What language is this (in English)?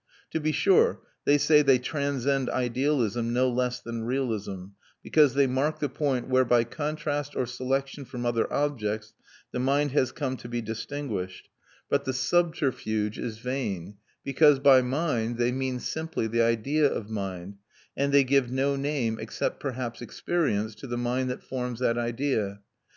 English